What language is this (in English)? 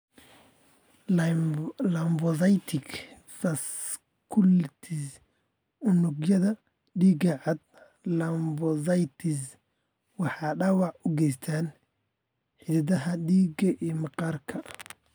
Somali